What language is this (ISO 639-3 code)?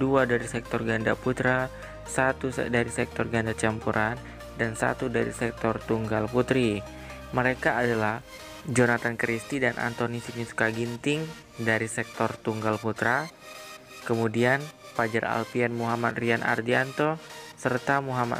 ind